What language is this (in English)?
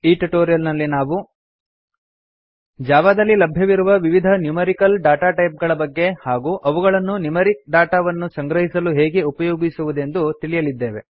Kannada